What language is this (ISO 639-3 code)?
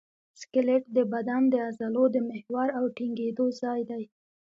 pus